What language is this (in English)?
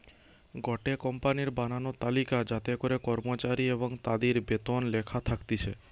Bangla